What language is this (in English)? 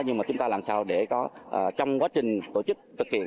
Vietnamese